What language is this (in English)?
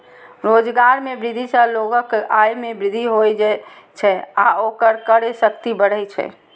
Maithili